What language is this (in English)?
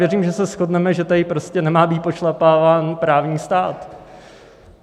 Czech